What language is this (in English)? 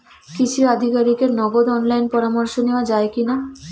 Bangla